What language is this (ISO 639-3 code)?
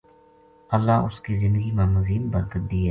gju